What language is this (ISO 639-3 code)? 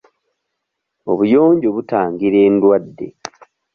lug